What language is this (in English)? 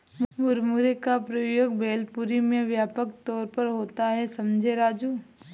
Hindi